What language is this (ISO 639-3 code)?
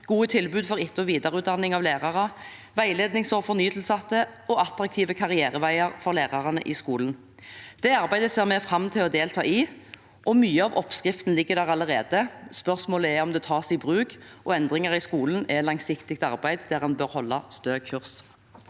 nor